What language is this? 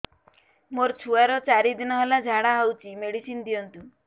Odia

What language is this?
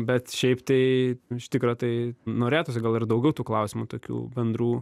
Lithuanian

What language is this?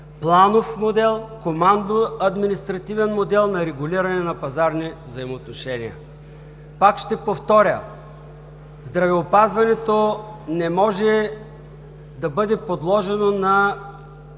Bulgarian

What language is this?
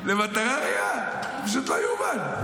Hebrew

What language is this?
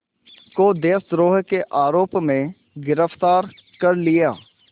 Hindi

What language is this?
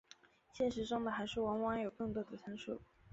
Chinese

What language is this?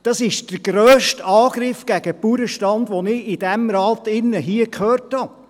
Swiss German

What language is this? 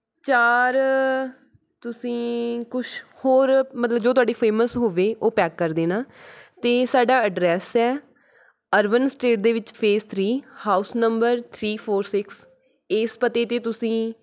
Punjabi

